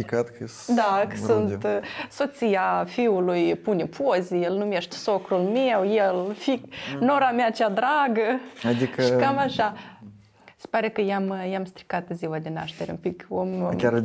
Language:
Romanian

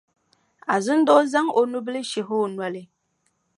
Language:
Dagbani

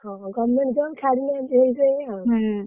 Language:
Odia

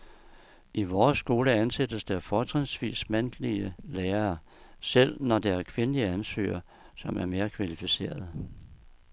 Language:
Danish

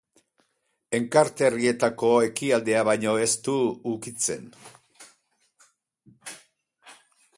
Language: Basque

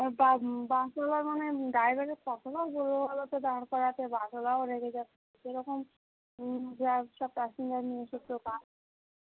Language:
Bangla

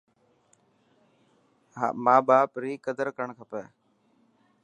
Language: Dhatki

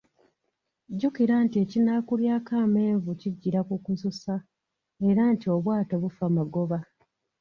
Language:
Ganda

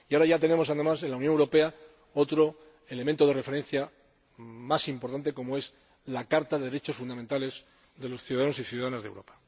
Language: Spanish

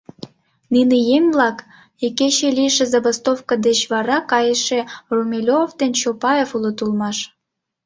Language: Mari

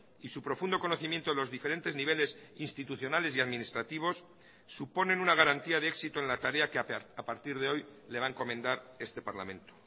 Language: Spanish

